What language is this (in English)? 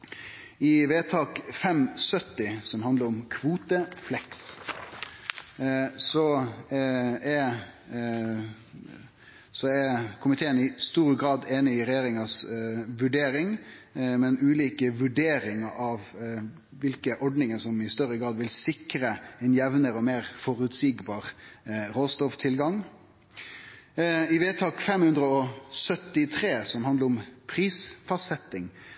Norwegian Nynorsk